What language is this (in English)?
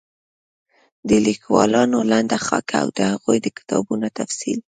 Pashto